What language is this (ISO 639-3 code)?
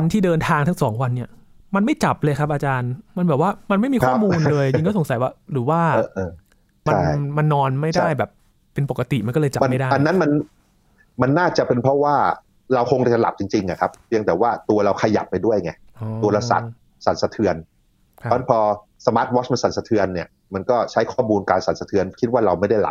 tha